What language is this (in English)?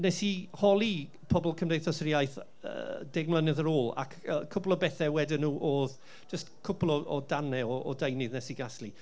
Welsh